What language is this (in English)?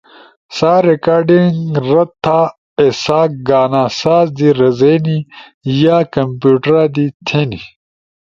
Ushojo